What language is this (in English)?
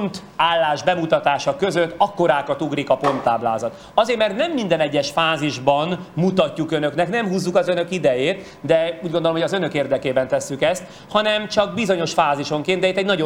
Hungarian